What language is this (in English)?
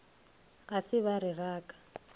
Northern Sotho